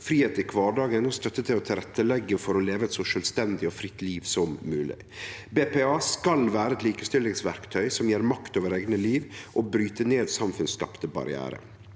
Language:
Norwegian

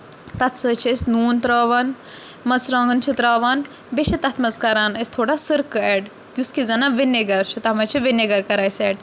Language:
Kashmiri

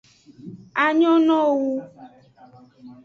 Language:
Aja (Benin)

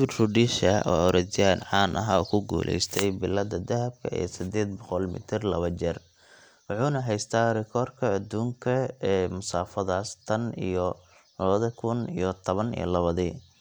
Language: Somali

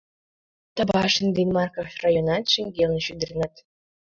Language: Mari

